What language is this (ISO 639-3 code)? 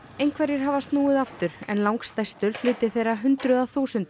isl